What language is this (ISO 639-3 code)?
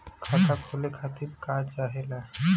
bho